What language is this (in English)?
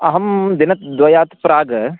Sanskrit